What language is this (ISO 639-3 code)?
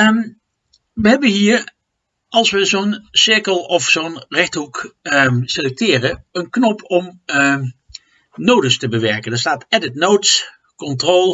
nld